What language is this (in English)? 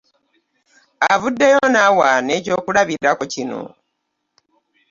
Ganda